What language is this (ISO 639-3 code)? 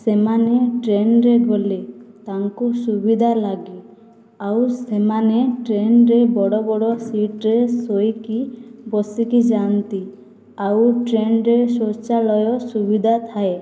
ori